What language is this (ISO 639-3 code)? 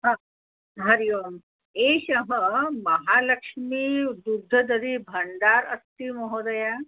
san